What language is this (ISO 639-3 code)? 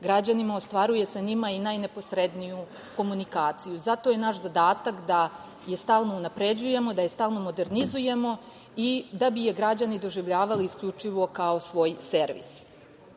srp